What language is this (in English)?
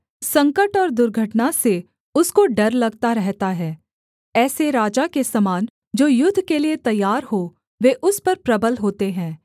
Hindi